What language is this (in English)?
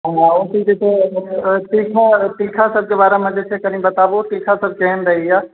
Maithili